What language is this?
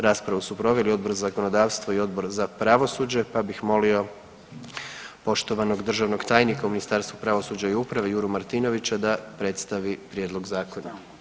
Croatian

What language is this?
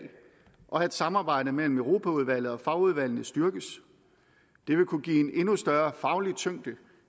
Danish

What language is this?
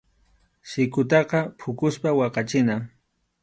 Arequipa-La Unión Quechua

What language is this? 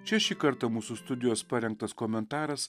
Lithuanian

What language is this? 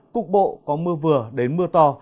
Vietnamese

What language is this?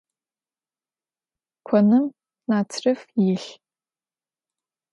Adyghe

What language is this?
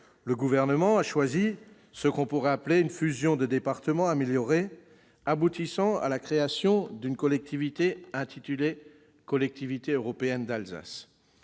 French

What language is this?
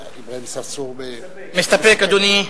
Hebrew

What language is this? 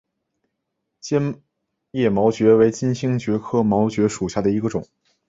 Chinese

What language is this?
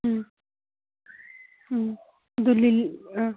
Manipuri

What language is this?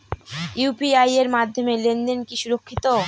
Bangla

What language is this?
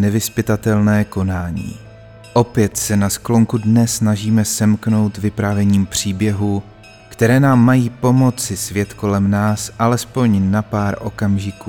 Czech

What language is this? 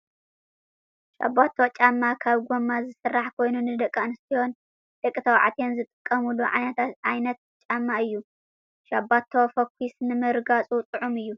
Tigrinya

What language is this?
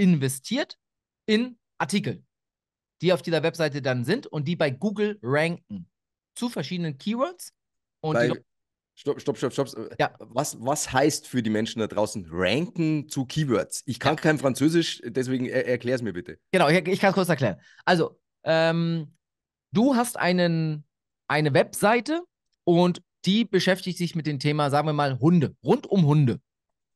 German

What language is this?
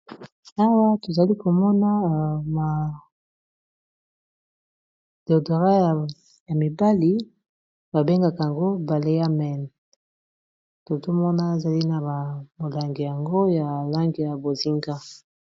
Lingala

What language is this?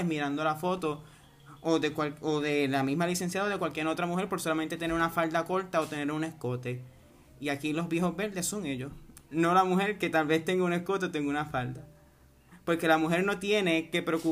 Spanish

